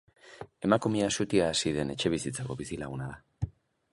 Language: Basque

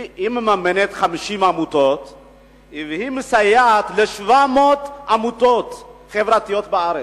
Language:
Hebrew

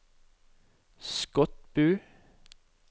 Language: Norwegian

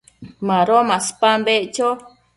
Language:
Matsés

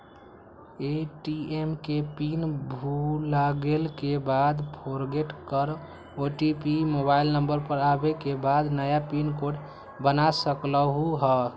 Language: Magahi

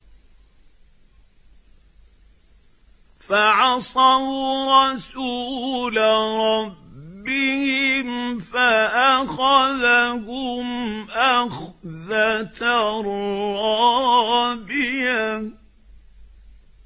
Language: Arabic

